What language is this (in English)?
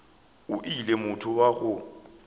Northern Sotho